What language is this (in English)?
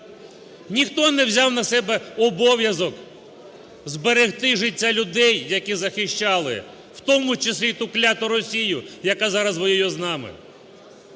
Ukrainian